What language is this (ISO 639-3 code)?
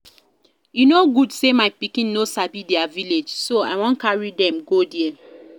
pcm